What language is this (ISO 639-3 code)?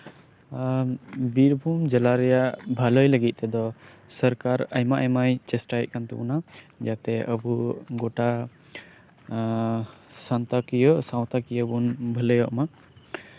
sat